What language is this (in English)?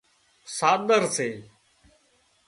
Wadiyara Koli